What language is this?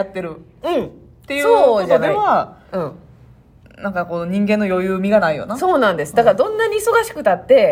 Japanese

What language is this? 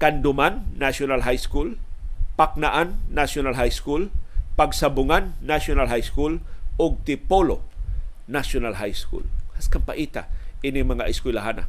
Filipino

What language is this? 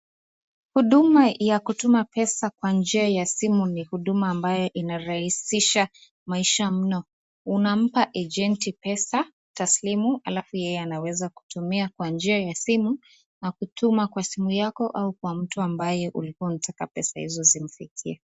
Swahili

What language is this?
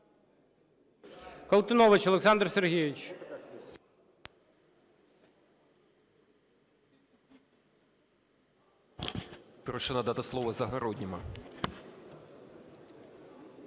Ukrainian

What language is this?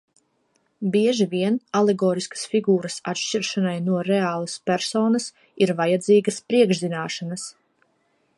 Latvian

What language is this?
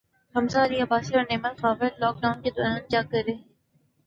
Urdu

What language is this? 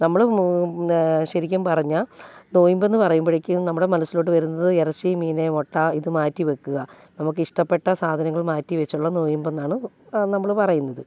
Malayalam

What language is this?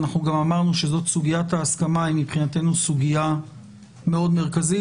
Hebrew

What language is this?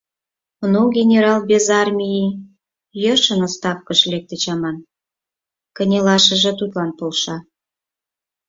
Mari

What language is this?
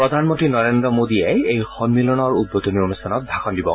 Assamese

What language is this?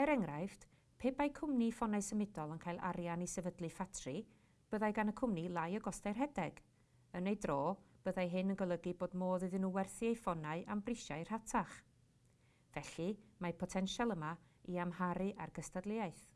Welsh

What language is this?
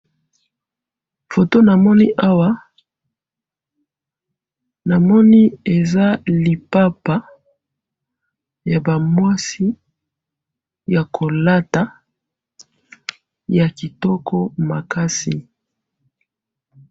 Lingala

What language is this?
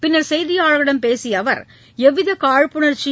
Tamil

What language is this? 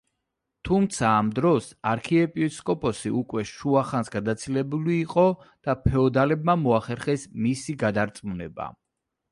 Georgian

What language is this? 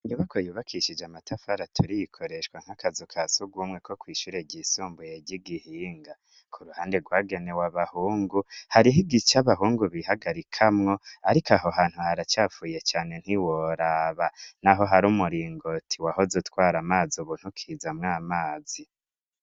Rundi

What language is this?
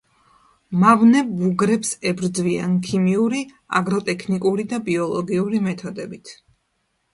Georgian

